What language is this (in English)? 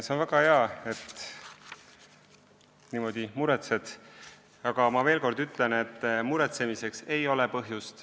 Estonian